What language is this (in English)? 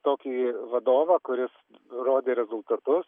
Lithuanian